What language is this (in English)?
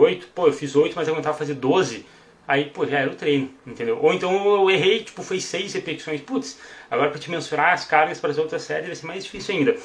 Portuguese